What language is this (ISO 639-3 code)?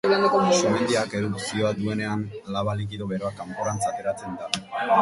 eus